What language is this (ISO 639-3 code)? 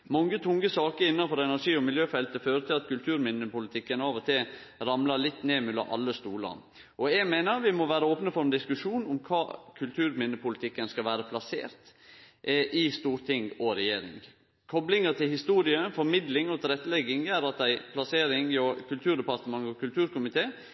nno